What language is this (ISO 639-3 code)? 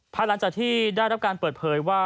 tha